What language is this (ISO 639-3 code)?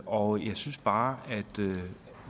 dan